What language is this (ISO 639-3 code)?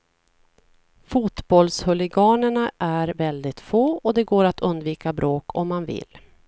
swe